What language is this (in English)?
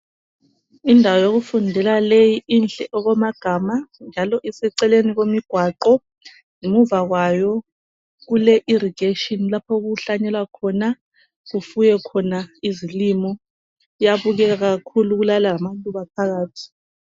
North Ndebele